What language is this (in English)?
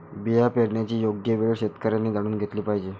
Marathi